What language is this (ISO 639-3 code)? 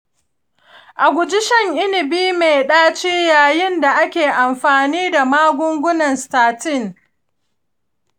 hau